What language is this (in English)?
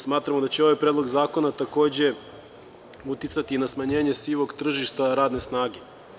Serbian